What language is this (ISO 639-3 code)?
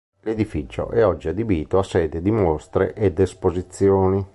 ita